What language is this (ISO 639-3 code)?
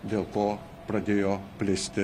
lit